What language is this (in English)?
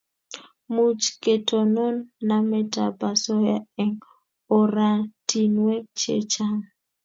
Kalenjin